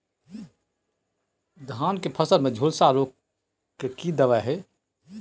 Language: Maithili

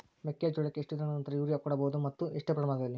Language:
Kannada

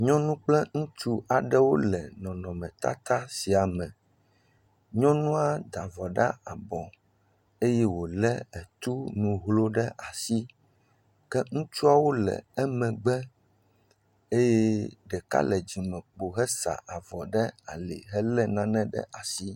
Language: Ewe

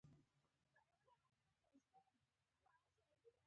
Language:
Pashto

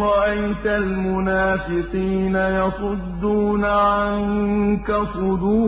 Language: Arabic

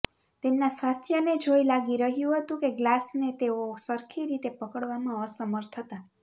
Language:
Gujarati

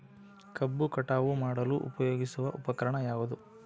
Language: Kannada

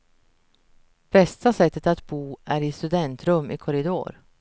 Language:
Swedish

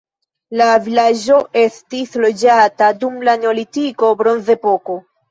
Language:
Esperanto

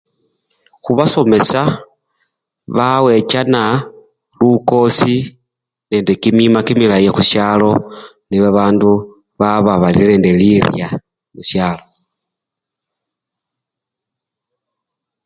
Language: Luyia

